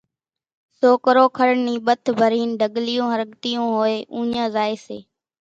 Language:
Kachi Koli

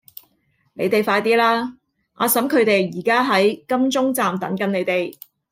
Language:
Cantonese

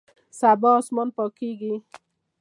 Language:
Pashto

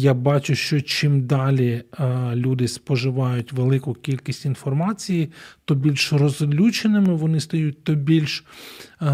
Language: Ukrainian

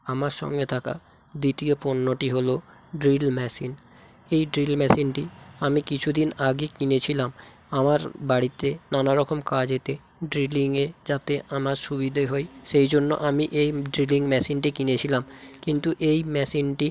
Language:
Bangla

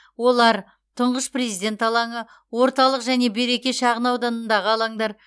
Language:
Kazakh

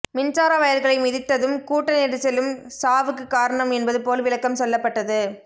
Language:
Tamil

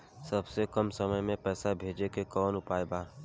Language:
Bhojpuri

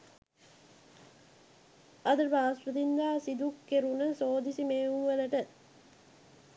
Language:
Sinhala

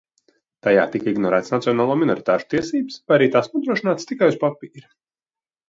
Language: Latvian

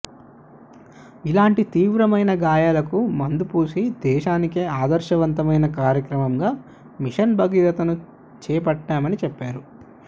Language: Telugu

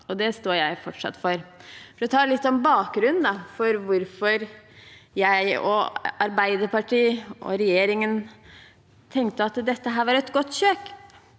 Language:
Norwegian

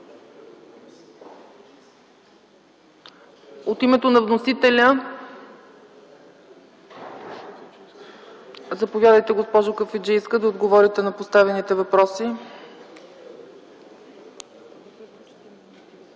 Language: Bulgarian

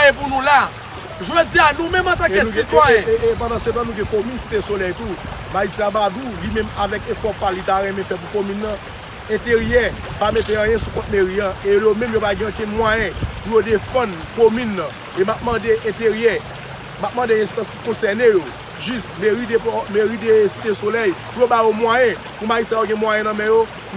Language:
French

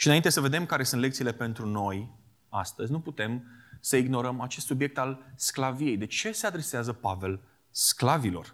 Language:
Romanian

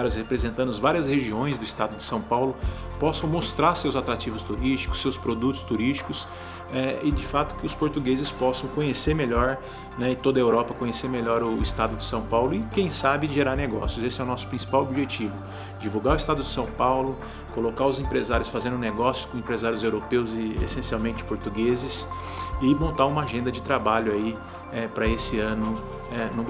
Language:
Portuguese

